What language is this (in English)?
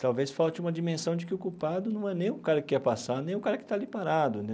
Portuguese